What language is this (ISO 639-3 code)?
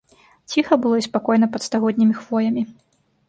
bel